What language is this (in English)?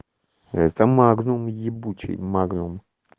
Russian